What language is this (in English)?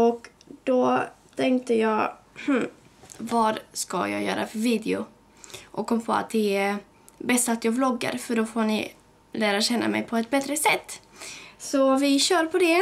Swedish